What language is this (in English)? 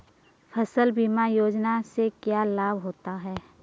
Hindi